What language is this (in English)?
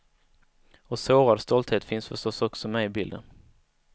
Swedish